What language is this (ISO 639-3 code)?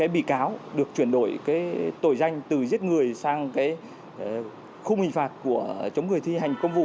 vie